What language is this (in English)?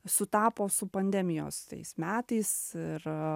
Lithuanian